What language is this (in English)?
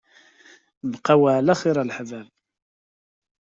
Kabyle